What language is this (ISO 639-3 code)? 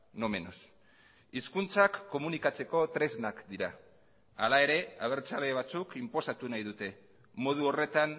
eus